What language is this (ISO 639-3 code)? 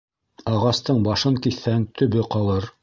bak